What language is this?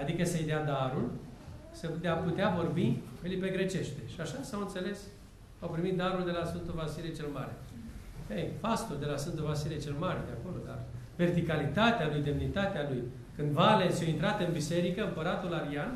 Romanian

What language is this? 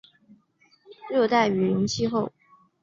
Chinese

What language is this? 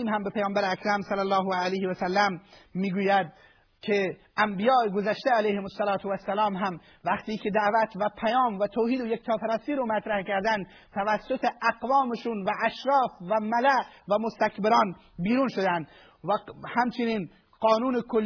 Persian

